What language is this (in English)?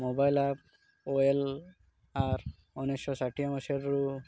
Odia